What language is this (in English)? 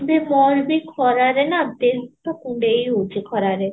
Odia